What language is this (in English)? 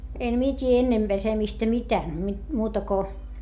Finnish